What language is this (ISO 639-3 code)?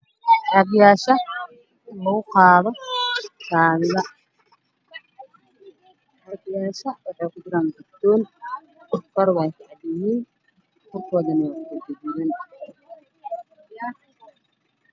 som